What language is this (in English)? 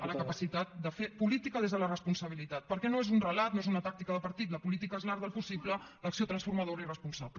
Catalan